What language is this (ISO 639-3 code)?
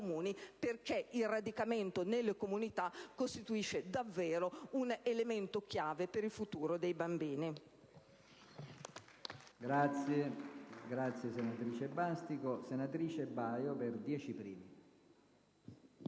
ita